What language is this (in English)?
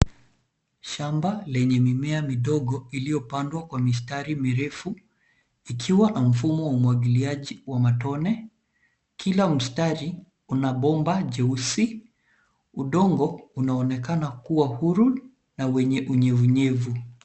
Swahili